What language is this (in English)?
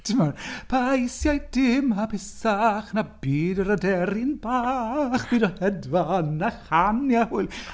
Welsh